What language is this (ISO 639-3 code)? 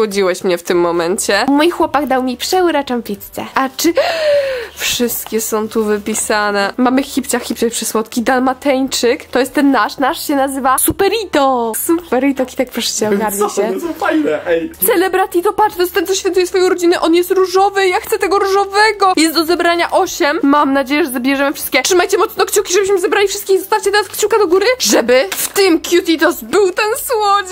pol